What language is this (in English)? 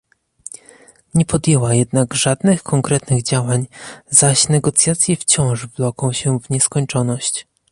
Polish